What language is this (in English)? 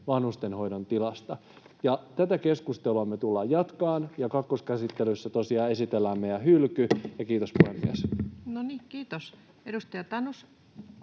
Finnish